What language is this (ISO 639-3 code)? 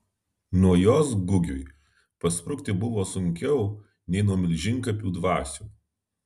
lit